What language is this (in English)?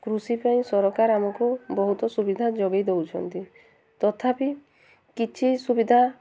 Odia